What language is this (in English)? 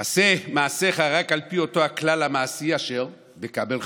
Hebrew